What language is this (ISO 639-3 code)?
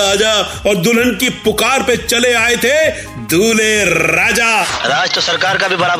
hin